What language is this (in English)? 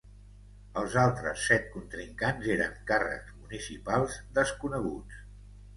Catalan